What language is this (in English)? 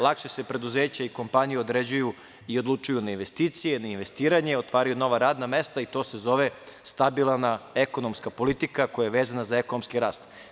Serbian